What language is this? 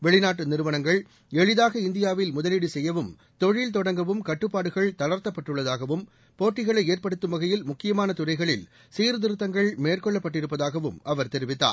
Tamil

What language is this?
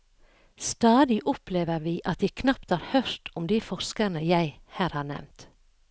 Norwegian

